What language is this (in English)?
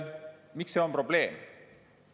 Estonian